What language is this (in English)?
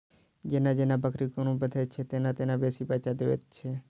Maithili